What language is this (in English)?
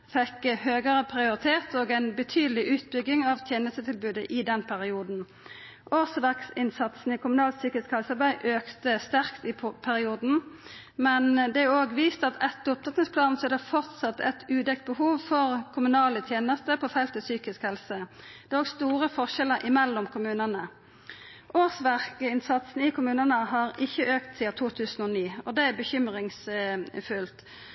Norwegian Nynorsk